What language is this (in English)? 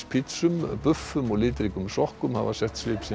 Icelandic